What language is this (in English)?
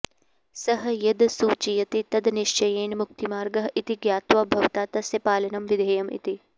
Sanskrit